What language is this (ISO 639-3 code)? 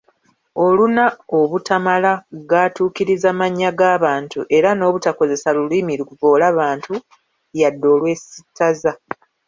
lug